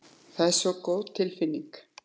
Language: Icelandic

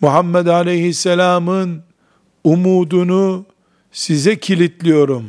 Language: Turkish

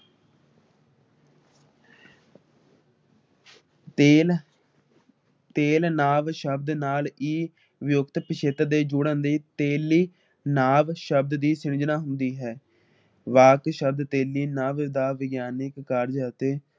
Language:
Punjabi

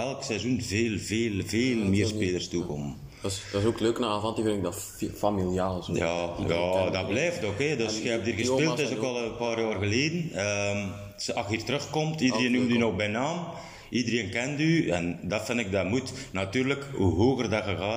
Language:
Dutch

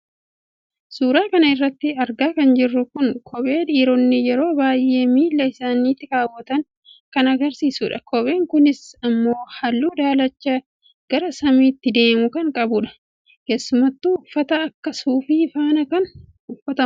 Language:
Oromo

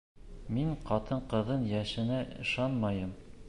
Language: Bashkir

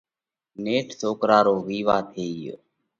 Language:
Parkari Koli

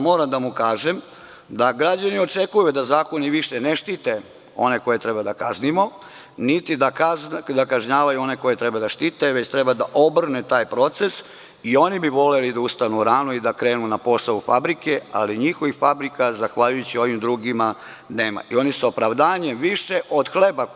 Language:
Serbian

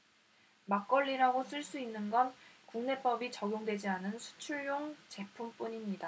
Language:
Korean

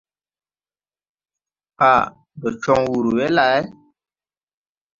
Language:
Tupuri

